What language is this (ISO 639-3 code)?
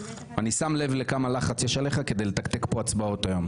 heb